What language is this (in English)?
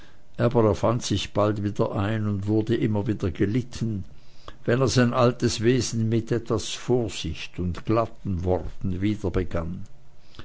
German